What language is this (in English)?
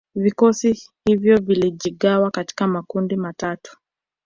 Swahili